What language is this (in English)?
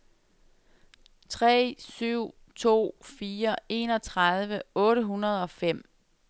Danish